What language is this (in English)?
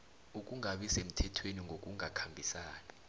South Ndebele